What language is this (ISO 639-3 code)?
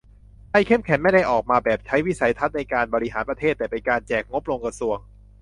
tha